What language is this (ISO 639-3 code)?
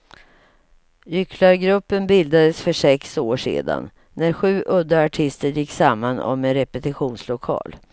swe